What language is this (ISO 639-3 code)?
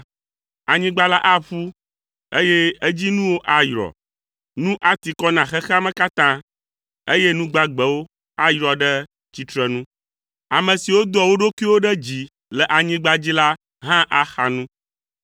ewe